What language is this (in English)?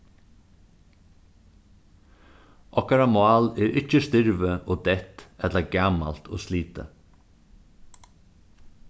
Faroese